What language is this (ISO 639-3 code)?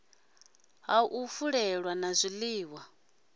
ven